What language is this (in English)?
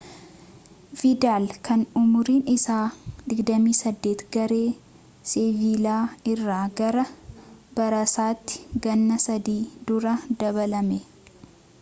Oromo